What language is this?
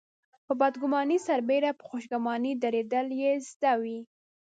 Pashto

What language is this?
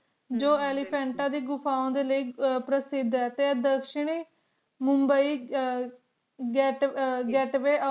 Punjabi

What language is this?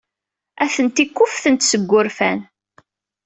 Kabyle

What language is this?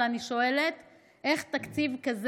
Hebrew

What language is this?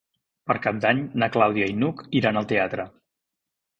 Catalan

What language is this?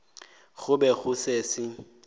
Northern Sotho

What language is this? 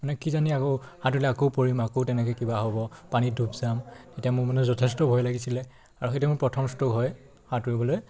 Assamese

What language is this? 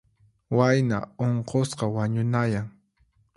Puno Quechua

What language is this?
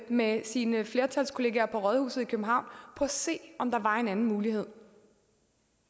Danish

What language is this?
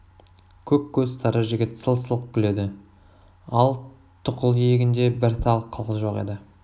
Kazakh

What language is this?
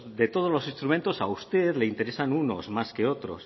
Spanish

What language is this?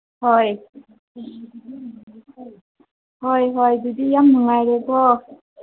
Manipuri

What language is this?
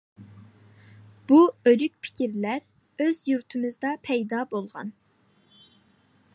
Uyghur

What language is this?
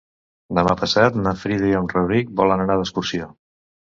Catalan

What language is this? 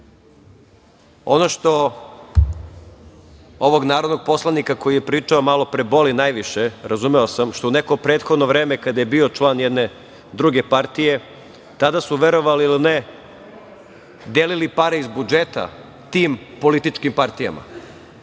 Serbian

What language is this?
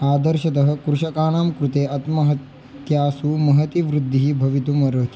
Sanskrit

